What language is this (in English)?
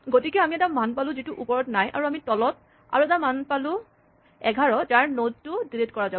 Assamese